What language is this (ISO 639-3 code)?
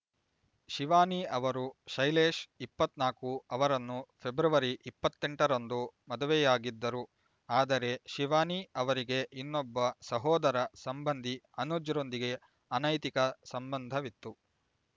kan